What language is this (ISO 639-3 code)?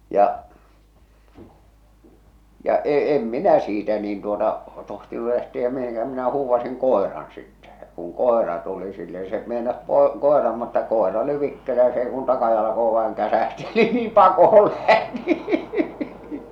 fin